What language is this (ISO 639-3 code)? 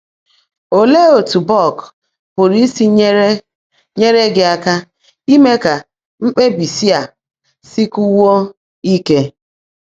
ibo